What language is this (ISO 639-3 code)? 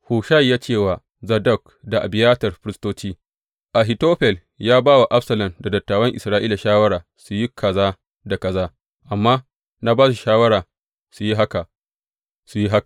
hau